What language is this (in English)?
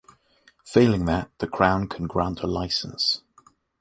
English